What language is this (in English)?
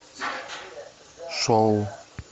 Russian